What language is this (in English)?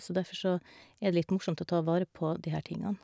Norwegian